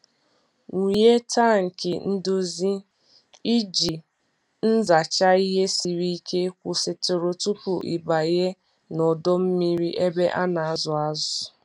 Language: Igbo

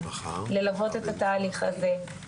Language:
Hebrew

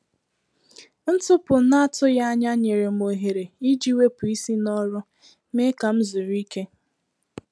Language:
Igbo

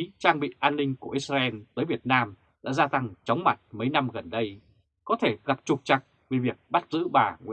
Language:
Vietnamese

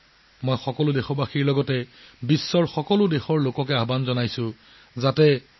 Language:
Assamese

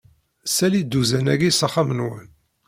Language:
Kabyle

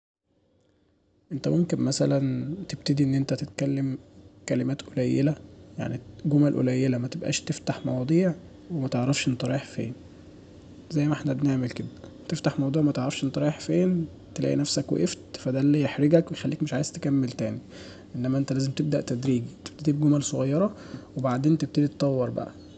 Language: Egyptian Arabic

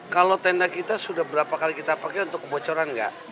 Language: Indonesian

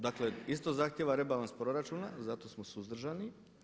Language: Croatian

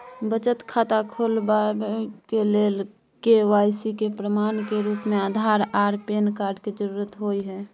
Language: Maithili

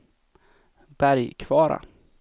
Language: Swedish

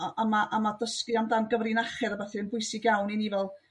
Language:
Welsh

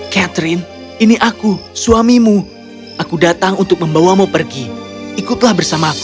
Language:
Indonesian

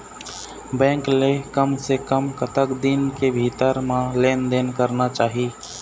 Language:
Chhattisgarhi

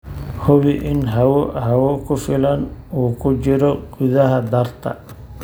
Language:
Somali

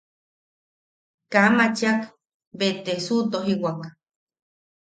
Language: Yaqui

